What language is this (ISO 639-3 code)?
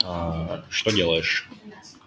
rus